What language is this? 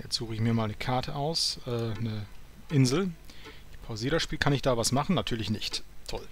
German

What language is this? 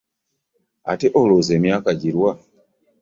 Ganda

